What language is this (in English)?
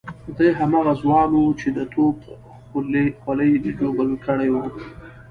Pashto